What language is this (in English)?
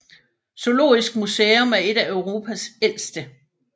Danish